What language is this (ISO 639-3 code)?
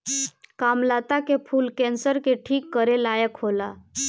bho